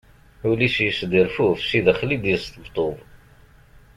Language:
Kabyle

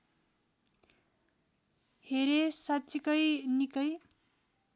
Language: Nepali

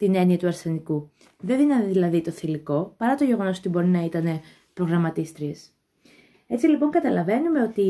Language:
Greek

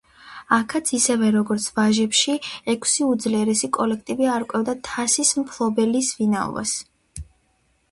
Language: Georgian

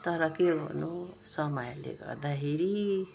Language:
Nepali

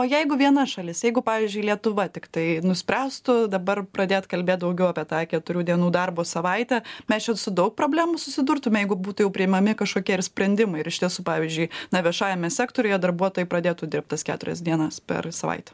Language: Lithuanian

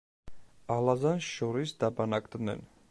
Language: Georgian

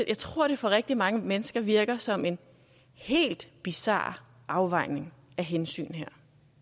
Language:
Danish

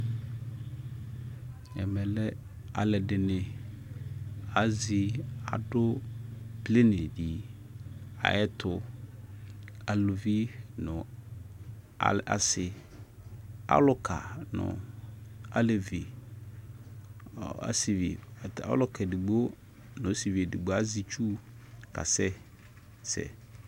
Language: Ikposo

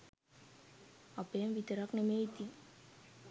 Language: Sinhala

